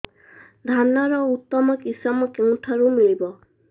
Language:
Odia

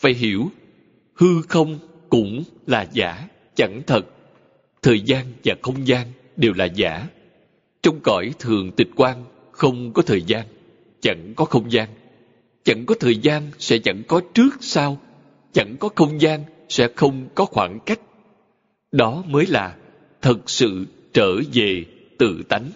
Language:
Vietnamese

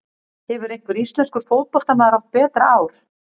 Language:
Icelandic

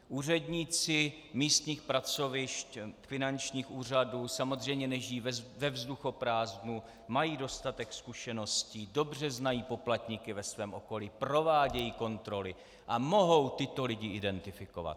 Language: Czech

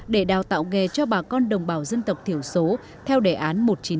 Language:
Vietnamese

